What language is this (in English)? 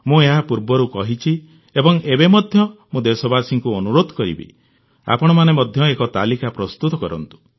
Odia